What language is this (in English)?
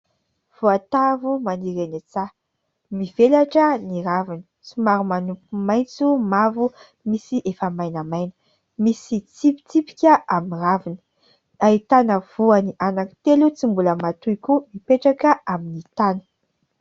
Malagasy